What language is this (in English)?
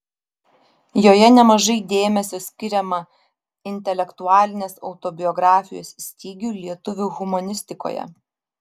Lithuanian